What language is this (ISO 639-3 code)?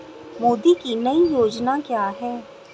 hin